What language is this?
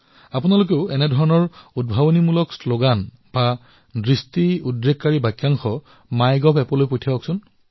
Assamese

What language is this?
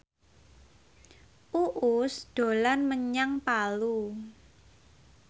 Javanese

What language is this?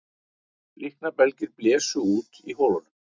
Icelandic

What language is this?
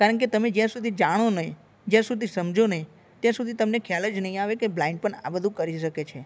Gujarati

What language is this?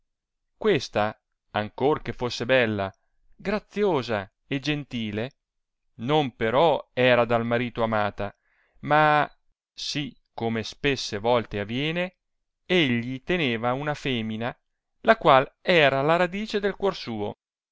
Italian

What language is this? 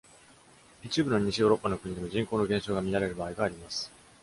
Japanese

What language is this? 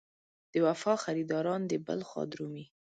Pashto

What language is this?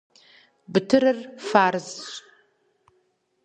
Kabardian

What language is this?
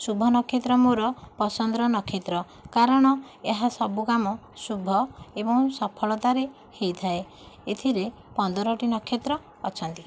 Odia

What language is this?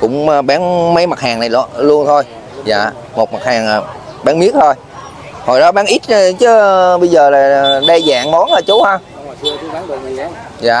Vietnamese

